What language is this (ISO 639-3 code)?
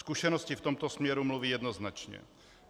ces